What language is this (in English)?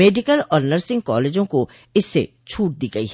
Hindi